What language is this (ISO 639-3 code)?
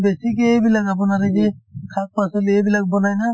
asm